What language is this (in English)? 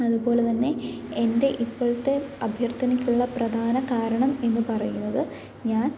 Malayalam